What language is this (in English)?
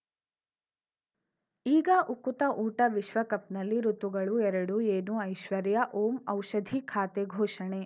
Kannada